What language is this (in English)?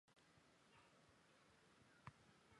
Chinese